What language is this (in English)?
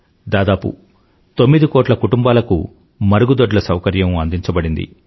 Telugu